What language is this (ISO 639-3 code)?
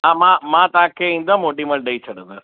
snd